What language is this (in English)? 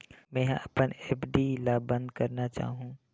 Chhattisgarhi